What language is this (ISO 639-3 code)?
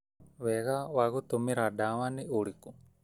kik